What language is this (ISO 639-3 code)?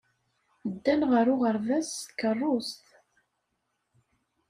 kab